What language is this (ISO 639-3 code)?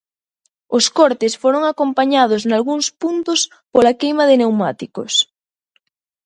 glg